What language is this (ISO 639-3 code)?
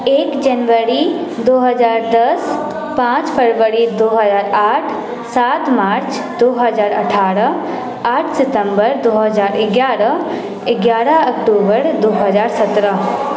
mai